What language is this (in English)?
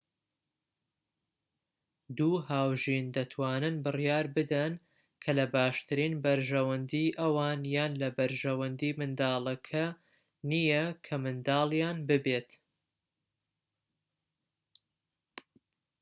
Central Kurdish